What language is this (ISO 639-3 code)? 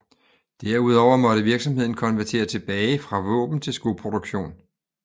dan